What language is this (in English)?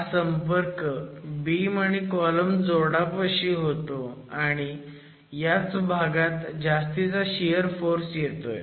Marathi